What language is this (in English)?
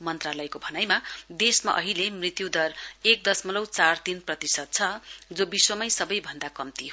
Nepali